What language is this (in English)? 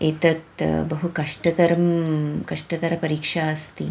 Sanskrit